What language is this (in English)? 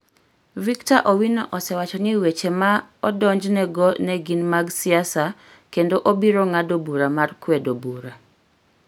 Luo (Kenya and Tanzania)